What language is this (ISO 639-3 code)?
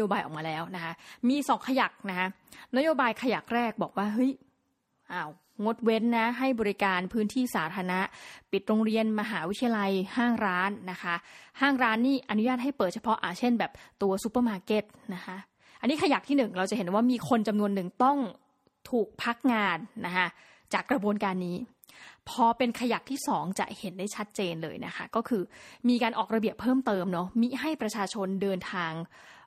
tha